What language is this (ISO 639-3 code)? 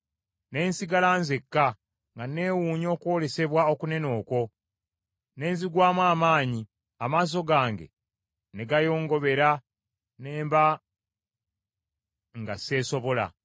lug